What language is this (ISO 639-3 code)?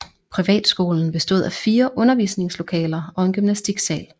dan